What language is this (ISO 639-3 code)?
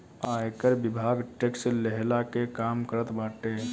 bho